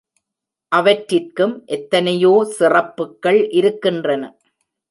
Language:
Tamil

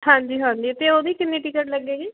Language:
Punjabi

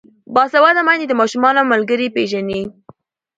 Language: Pashto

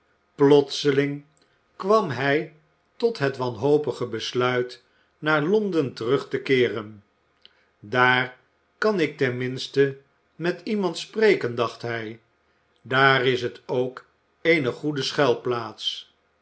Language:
Dutch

